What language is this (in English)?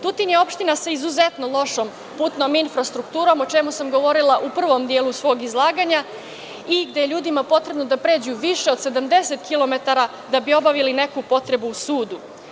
Serbian